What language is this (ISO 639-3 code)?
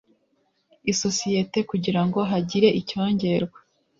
kin